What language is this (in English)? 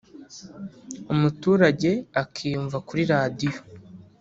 Kinyarwanda